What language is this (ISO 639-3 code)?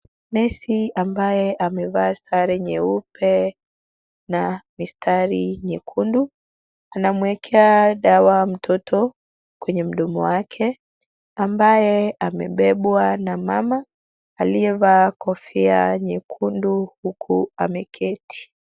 swa